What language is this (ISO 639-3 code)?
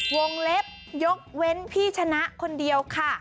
tha